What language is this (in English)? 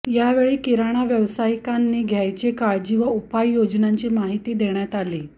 Marathi